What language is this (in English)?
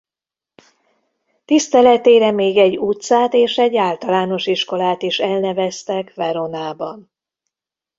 Hungarian